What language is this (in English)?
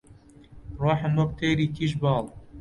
Central Kurdish